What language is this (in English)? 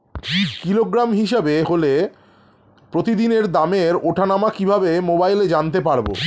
Bangla